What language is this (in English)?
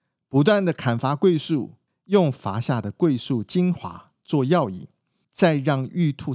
Chinese